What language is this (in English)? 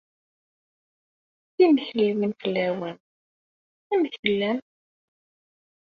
Kabyle